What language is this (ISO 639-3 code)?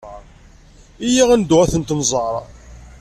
kab